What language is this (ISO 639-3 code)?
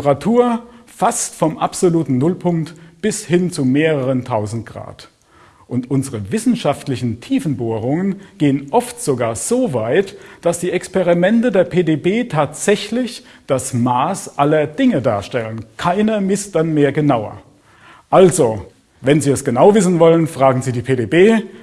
deu